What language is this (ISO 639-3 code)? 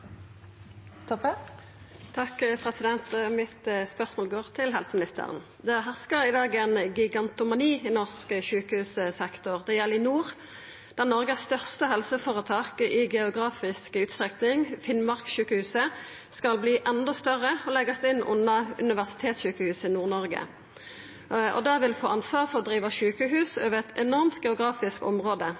nno